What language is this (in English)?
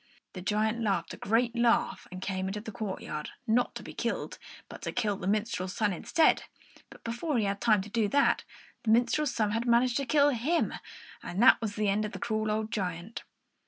English